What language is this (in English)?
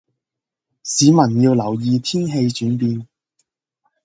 Cantonese